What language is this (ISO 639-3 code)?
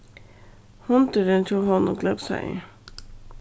fao